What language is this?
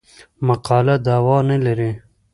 Pashto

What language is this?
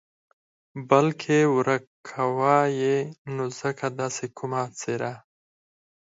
Pashto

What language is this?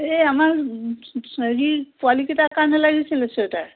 Assamese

